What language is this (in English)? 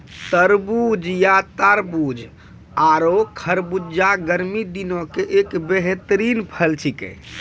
Maithili